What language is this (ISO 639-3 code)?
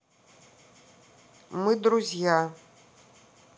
rus